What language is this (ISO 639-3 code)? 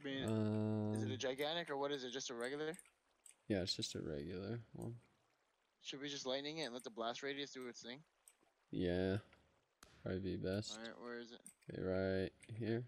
eng